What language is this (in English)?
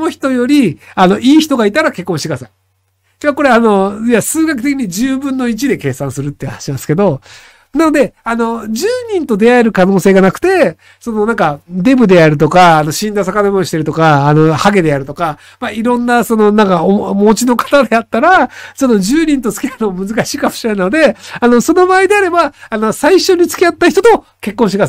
Japanese